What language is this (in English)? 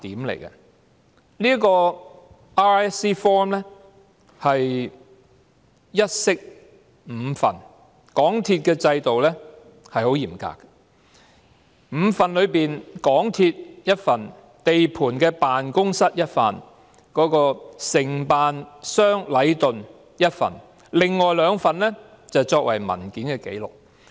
Cantonese